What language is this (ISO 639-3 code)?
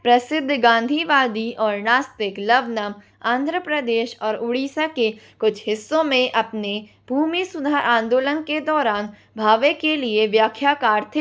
hin